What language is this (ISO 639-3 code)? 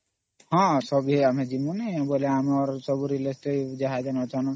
ori